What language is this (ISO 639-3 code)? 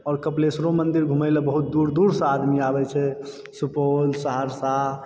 mai